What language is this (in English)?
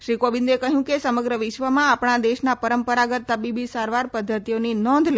Gujarati